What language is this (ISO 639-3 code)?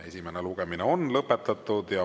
est